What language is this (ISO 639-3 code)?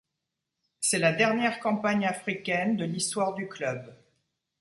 fra